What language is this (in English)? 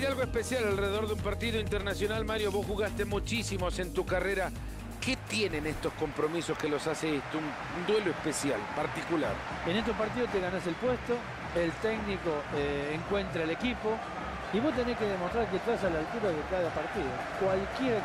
Spanish